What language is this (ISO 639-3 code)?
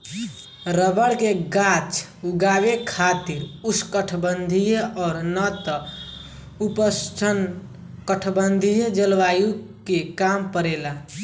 bho